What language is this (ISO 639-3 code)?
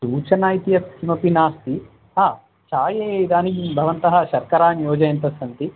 san